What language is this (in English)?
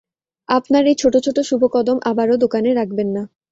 Bangla